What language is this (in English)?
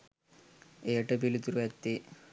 Sinhala